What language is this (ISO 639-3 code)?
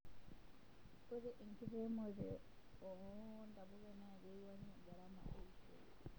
mas